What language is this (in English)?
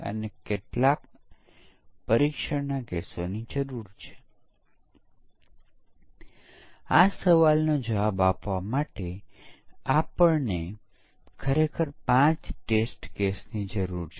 Gujarati